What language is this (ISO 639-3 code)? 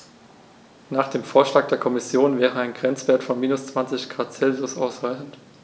deu